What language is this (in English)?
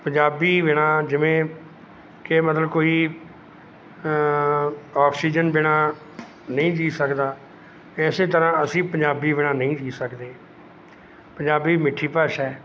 Punjabi